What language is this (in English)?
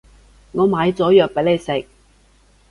Cantonese